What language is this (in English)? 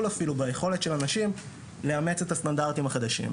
Hebrew